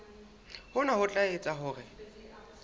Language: Southern Sotho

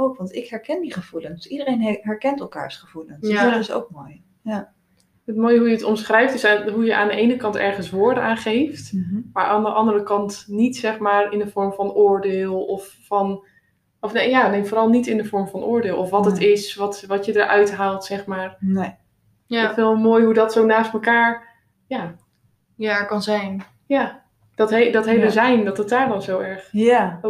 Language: Dutch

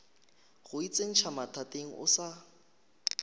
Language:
Northern Sotho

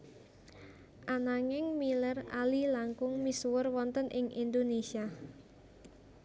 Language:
Javanese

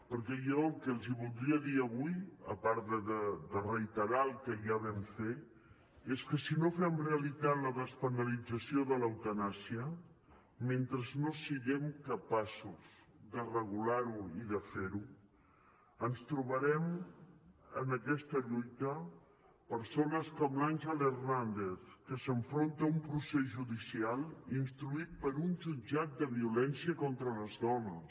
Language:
Catalan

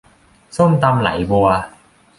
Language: Thai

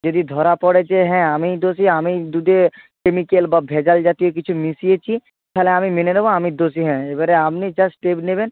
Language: Bangla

